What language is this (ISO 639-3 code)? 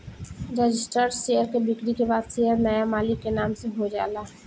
bho